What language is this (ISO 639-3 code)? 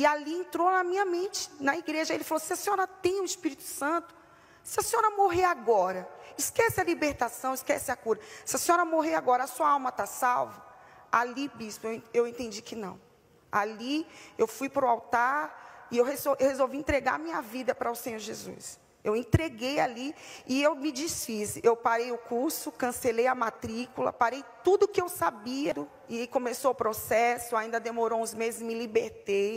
por